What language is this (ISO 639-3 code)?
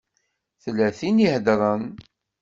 kab